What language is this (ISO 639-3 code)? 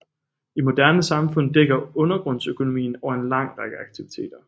dan